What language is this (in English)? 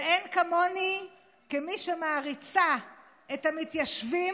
Hebrew